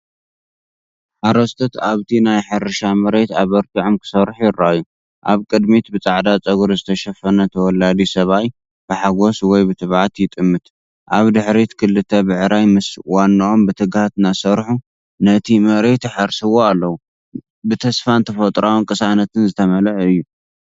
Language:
Tigrinya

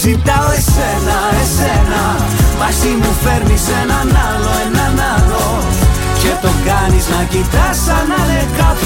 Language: Greek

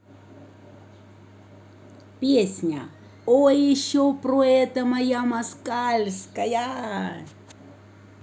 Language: Russian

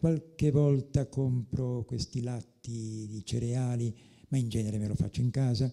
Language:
Italian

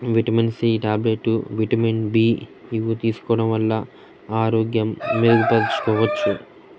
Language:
Telugu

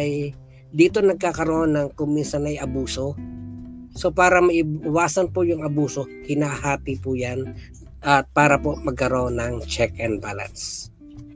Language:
Filipino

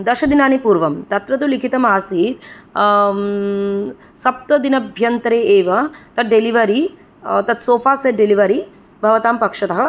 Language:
Sanskrit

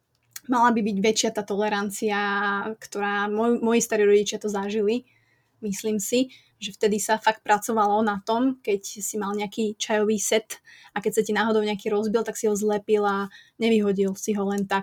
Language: Czech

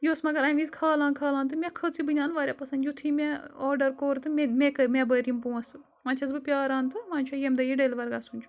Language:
Kashmiri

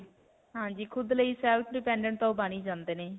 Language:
Punjabi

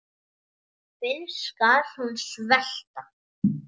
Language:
Icelandic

